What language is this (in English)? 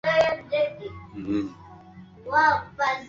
Swahili